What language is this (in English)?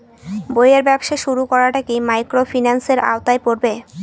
Bangla